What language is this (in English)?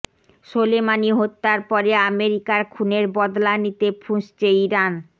Bangla